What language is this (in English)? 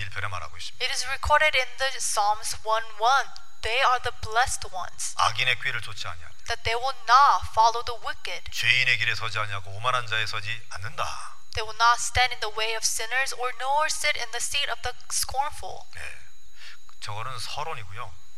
Korean